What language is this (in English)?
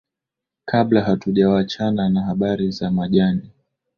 Swahili